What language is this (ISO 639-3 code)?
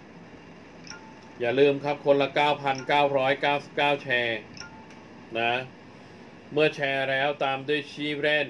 tha